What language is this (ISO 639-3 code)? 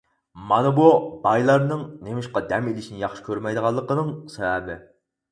uig